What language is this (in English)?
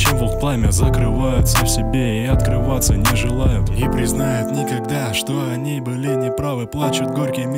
Russian